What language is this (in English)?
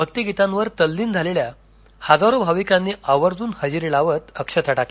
Marathi